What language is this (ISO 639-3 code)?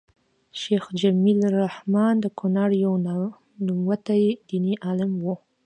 pus